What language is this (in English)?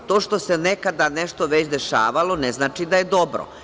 Serbian